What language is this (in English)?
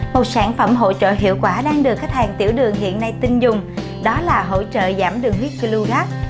Vietnamese